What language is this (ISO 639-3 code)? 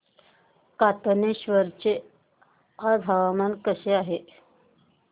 mar